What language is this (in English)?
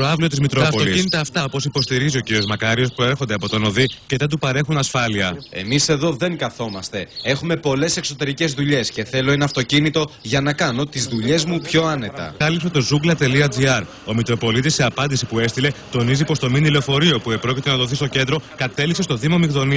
Greek